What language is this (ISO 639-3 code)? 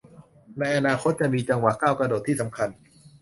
tha